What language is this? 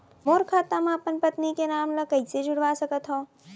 Chhattisgarhi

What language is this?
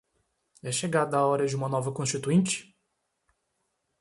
Portuguese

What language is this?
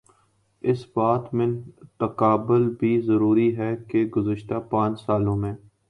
Urdu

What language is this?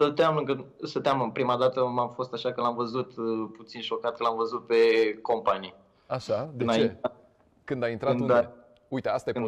Romanian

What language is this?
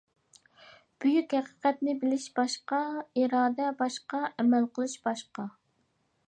Uyghur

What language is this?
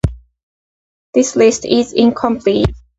English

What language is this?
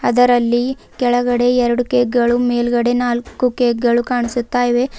Kannada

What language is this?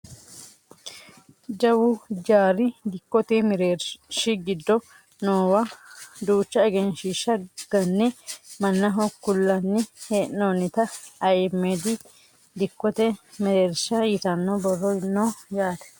Sidamo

